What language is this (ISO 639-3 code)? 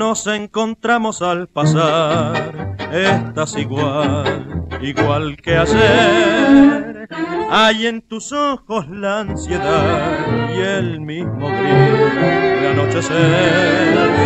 spa